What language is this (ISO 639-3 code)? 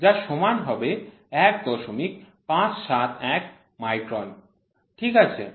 ben